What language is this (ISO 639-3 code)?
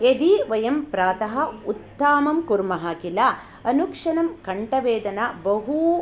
san